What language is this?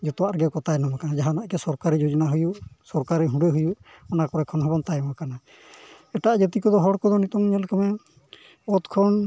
Santali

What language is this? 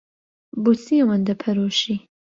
Central Kurdish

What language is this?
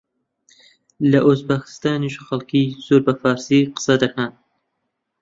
Central Kurdish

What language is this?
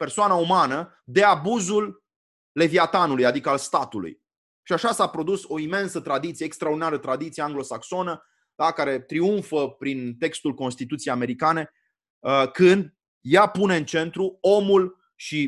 Romanian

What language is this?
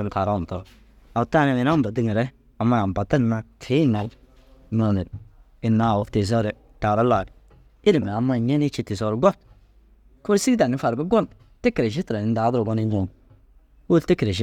Dazaga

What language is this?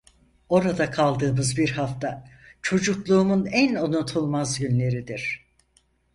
Turkish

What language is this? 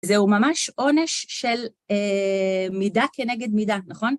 Hebrew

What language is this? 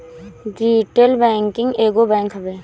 Bhojpuri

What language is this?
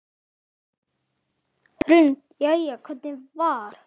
Icelandic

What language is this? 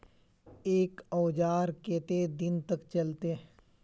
Magahi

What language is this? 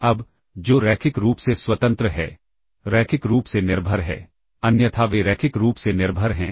Hindi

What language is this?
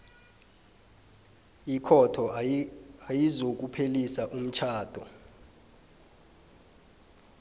South Ndebele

